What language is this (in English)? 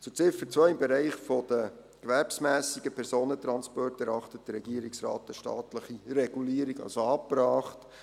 Swiss German